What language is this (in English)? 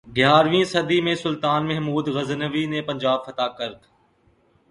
Urdu